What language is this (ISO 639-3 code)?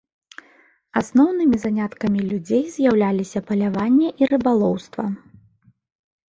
bel